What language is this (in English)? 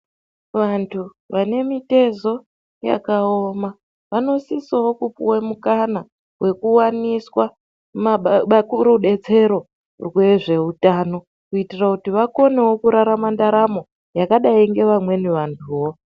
Ndau